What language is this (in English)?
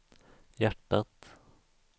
Swedish